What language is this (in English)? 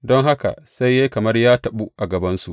Hausa